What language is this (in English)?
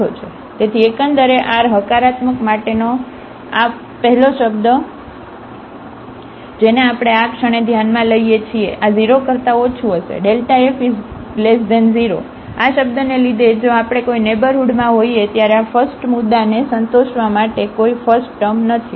Gujarati